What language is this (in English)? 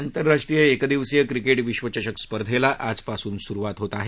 Marathi